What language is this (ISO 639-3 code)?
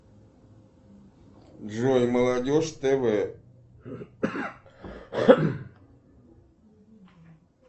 rus